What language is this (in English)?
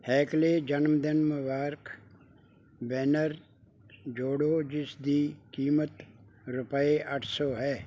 Punjabi